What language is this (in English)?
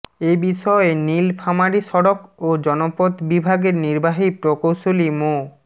Bangla